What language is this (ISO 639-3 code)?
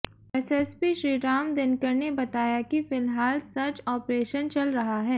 hin